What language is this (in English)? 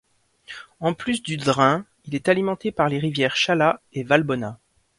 French